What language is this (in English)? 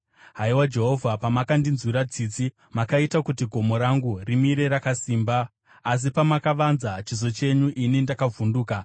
Shona